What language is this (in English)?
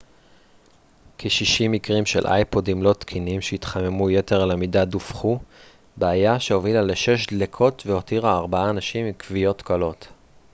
Hebrew